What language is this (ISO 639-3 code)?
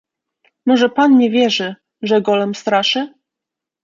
pol